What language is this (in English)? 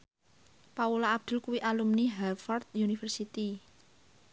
Javanese